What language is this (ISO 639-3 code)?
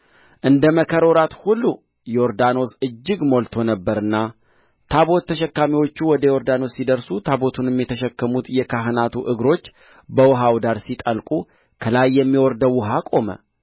amh